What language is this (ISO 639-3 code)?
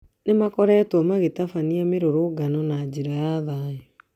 kik